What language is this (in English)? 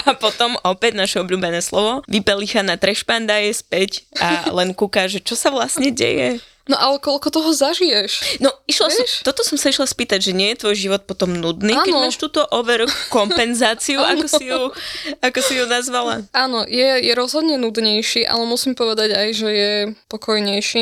Slovak